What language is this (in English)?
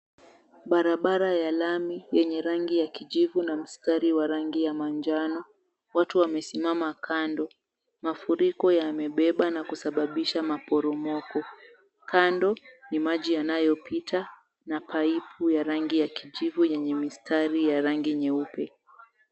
Swahili